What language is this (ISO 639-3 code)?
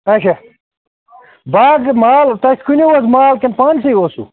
kas